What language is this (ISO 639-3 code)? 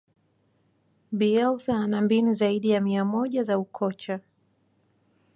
swa